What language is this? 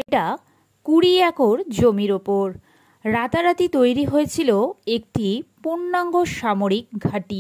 Turkish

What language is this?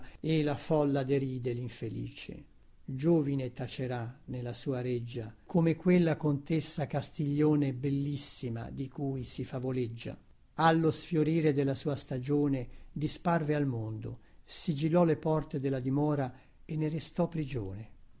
Italian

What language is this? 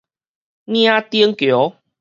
Min Nan Chinese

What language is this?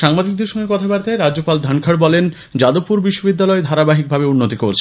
Bangla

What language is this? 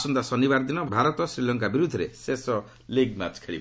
Odia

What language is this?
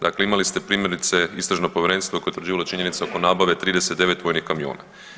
Croatian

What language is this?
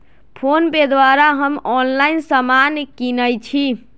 Magahi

